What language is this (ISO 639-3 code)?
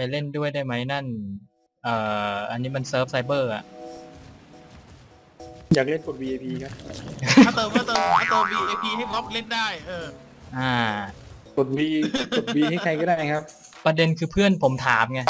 tha